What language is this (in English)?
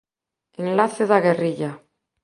Galician